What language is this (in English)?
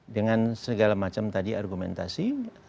Indonesian